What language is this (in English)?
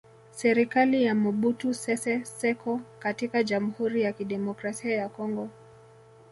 Swahili